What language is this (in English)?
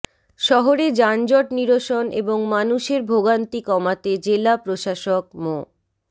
Bangla